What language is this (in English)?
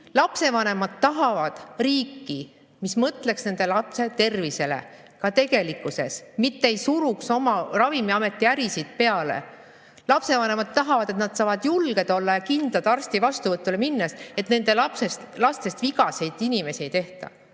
Estonian